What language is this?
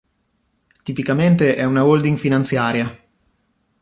Italian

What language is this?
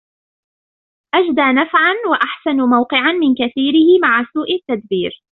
Arabic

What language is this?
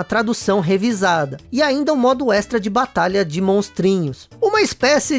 Portuguese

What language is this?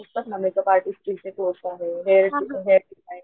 Marathi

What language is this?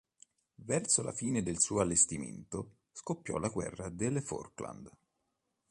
Italian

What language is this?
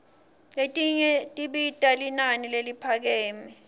Swati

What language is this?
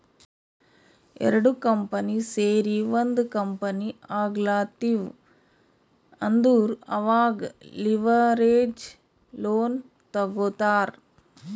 Kannada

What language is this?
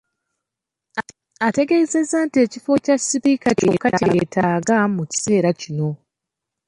Ganda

